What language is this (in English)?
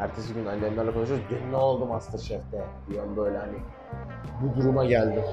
Turkish